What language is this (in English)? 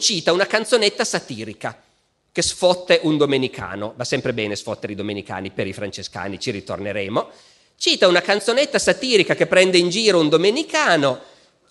Italian